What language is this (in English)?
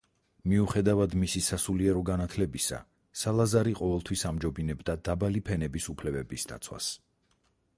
Georgian